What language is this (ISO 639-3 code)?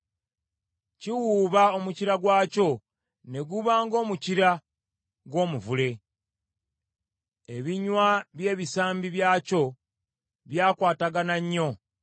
lug